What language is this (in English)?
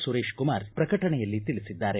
Kannada